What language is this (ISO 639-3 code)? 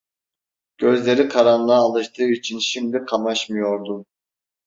tur